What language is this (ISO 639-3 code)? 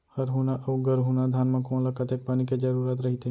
hne